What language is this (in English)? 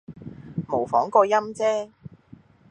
Cantonese